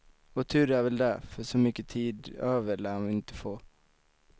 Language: Swedish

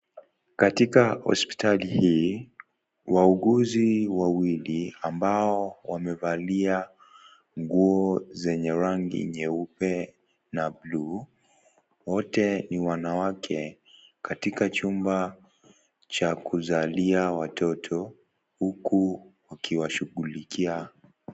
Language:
Swahili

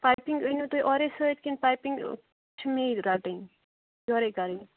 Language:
Kashmiri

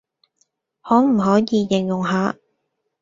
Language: Cantonese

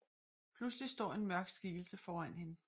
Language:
Danish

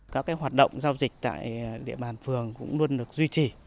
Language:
Vietnamese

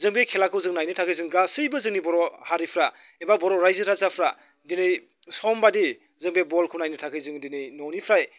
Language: Bodo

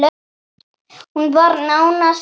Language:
Icelandic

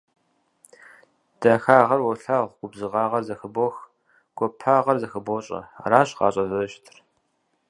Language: Kabardian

